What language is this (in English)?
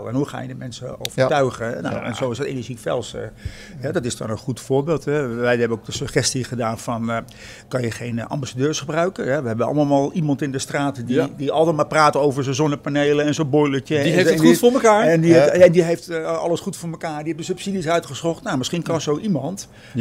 Dutch